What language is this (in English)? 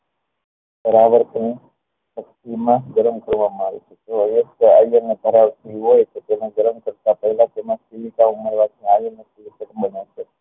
Gujarati